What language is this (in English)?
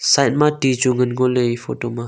Wancho Naga